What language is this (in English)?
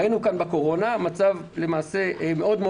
Hebrew